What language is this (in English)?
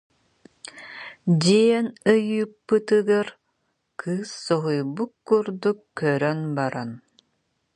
Yakut